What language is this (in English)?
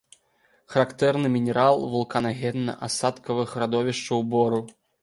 Belarusian